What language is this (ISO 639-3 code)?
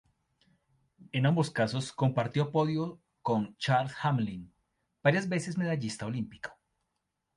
spa